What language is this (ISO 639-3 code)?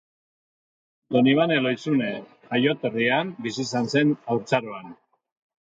eus